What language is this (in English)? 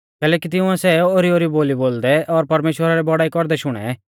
Mahasu Pahari